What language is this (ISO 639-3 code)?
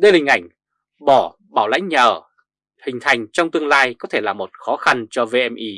vie